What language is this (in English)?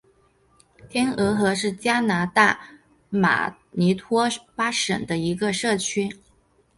Chinese